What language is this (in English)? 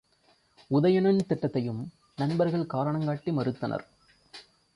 Tamil